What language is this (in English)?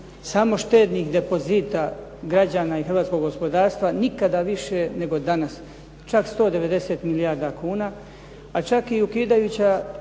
Croatian